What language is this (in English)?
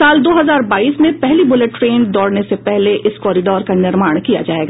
Hindi